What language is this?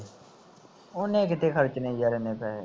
Punjabi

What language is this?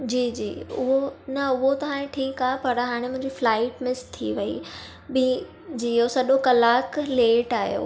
Sindhi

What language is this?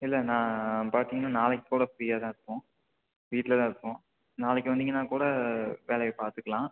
Tamil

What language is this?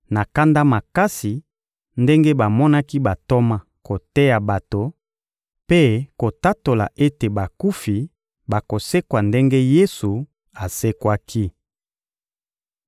Lingala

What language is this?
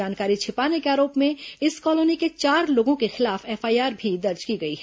Hindi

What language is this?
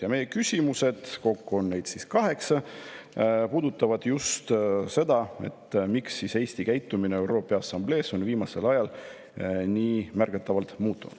Estonian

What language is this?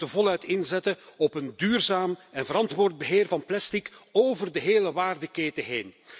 Dutch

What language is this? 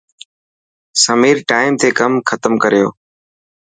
Dhatki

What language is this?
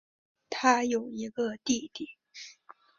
Chinese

